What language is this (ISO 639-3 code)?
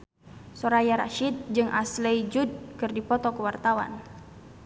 sun